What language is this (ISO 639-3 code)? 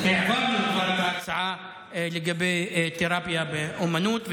heb